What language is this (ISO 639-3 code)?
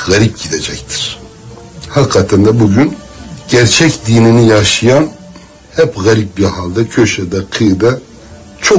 tur